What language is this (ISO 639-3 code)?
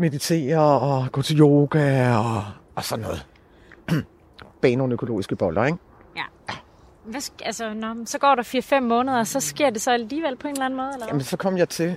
dan